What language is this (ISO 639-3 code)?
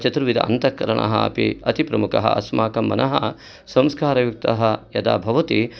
san